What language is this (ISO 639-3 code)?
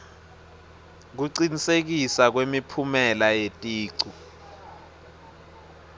ssw